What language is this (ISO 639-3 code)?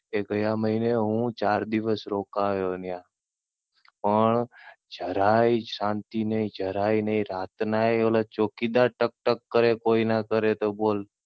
guj